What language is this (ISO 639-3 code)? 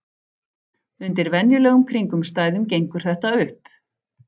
isl